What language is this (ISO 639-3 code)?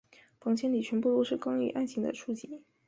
zho